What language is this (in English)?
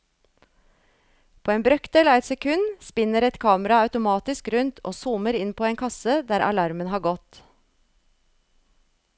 Norwegian